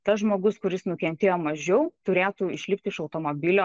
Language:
Lithuanian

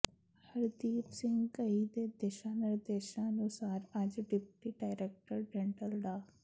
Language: Punjabi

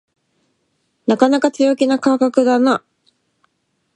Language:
Japanese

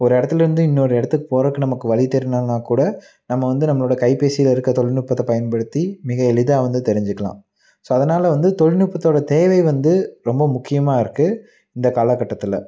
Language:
Tamil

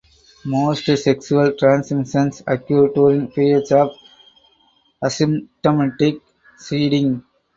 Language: English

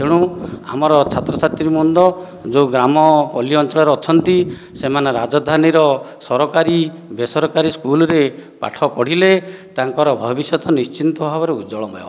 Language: Odia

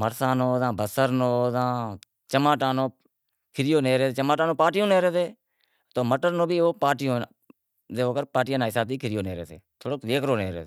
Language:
Wadiyara Koli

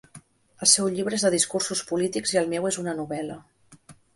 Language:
Catalan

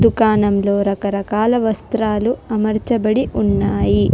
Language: Telugu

